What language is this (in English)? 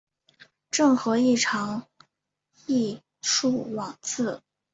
Chinese